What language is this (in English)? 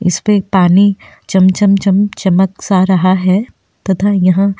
Hindi